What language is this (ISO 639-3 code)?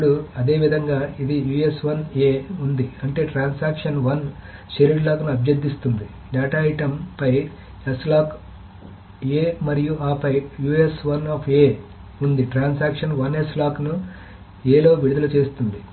tel